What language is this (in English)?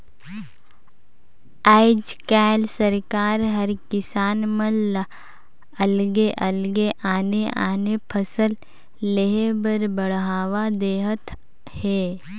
Chhattisgarhi